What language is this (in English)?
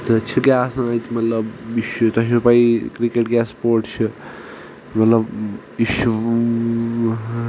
Kashmiri